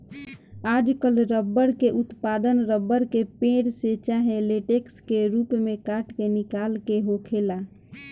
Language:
Bhojpuri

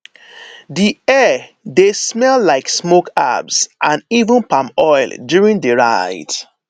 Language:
Nigerian Pidgin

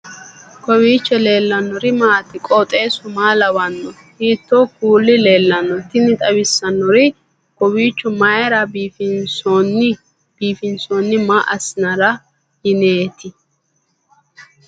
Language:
Sidamo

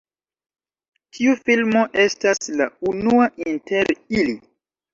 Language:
Esperanto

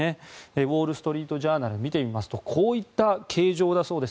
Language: Japanese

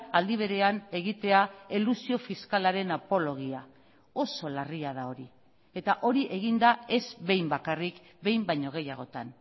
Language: Basque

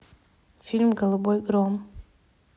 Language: Russian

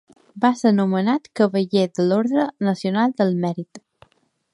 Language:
Catalan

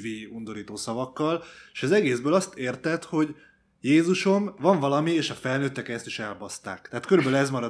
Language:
Hungarian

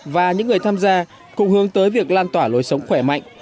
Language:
Vietnamese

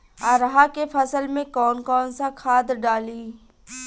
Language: Bhojpuri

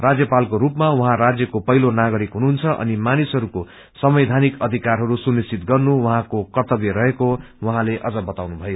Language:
Nepali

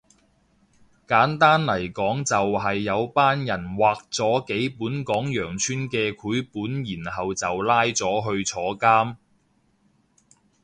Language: Cantonese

